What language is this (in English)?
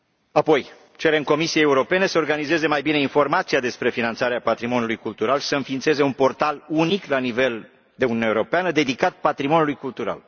Romanian